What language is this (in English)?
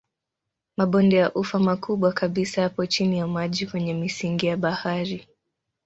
Swahili